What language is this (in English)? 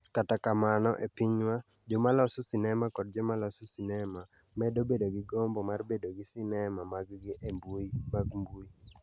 Luo (Kenya and Tanzania)